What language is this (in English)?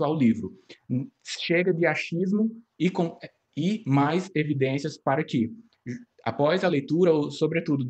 Portuguese